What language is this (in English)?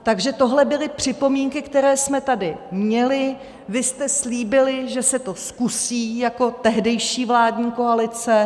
Czech